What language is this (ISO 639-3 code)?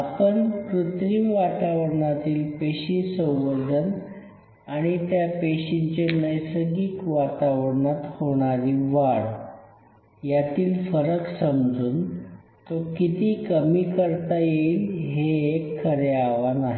mar